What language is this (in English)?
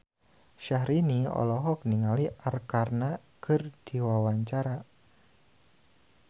Sundanese